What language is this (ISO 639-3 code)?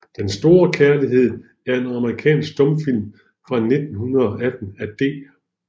dan